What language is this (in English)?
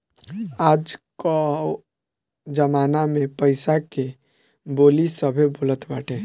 Bhojpuri